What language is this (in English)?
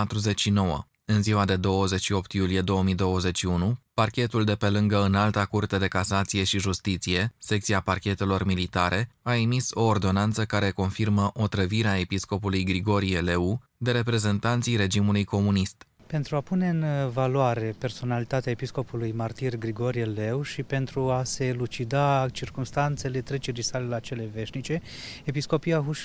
Romanian